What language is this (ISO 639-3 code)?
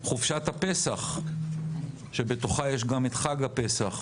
heb